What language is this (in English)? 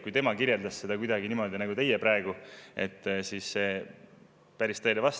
Estonian